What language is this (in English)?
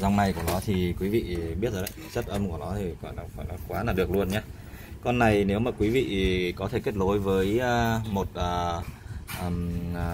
Vietnamese